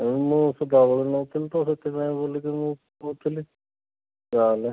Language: Odia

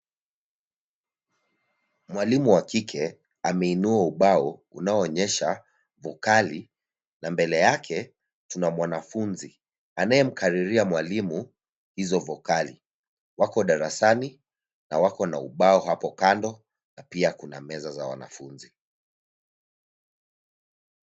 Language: Swahili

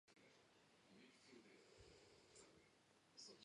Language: Georgian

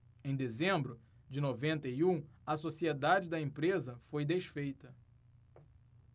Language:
Portuguese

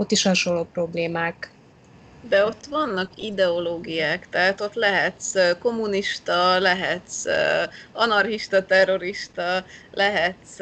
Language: Hungarian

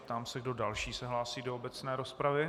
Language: Czech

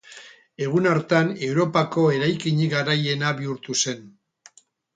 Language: Basque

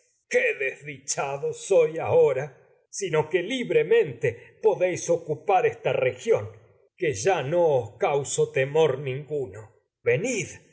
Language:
Spanish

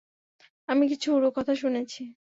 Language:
Bangla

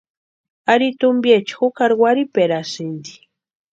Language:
Western Highland Purepecha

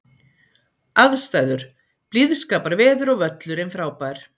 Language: Icelandic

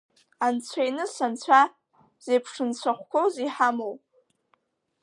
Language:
Abkhazian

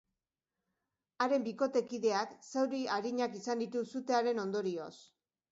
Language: Basque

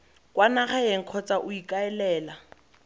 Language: Tswana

